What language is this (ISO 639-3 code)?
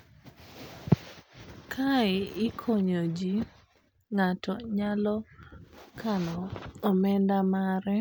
luo